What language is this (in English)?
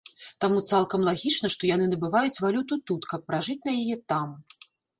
Belarusian